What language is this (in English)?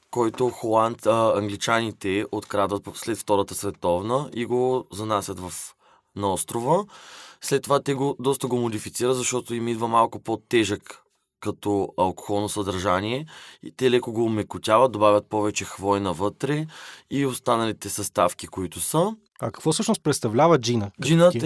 Bulgarian